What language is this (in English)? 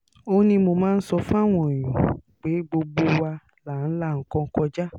Yoruba